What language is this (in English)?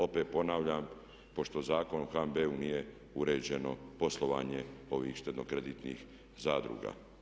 Croatian